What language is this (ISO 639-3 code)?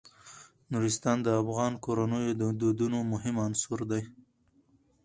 pus